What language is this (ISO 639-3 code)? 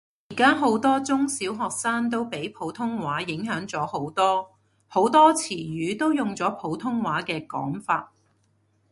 yue